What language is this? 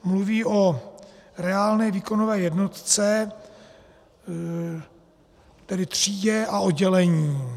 Czech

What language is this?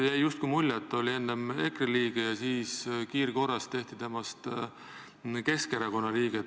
Estonian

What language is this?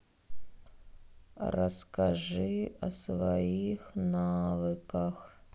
Russian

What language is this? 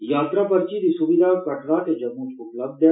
Dogri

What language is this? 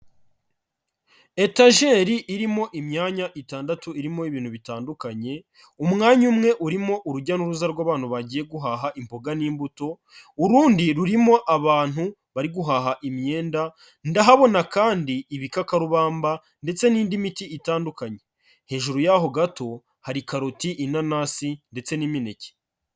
Kinyarwanda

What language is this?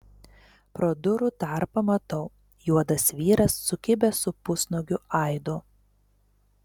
Lithuanian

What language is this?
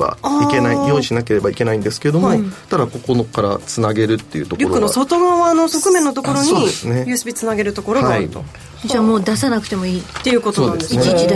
Japanese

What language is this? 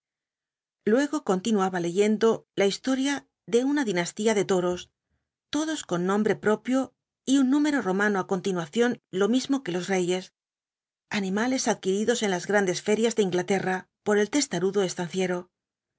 Spanish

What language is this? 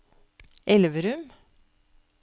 Norwegian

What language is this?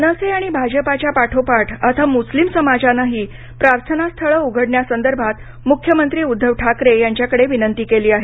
Marathi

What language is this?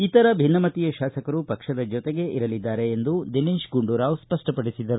Kannada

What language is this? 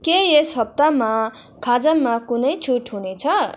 Nepali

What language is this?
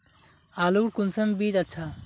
Magahi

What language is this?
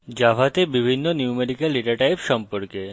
Bangla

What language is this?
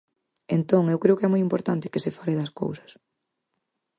Galician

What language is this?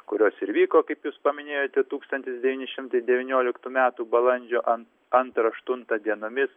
Lithuanian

